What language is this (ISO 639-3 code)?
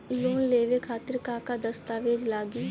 bho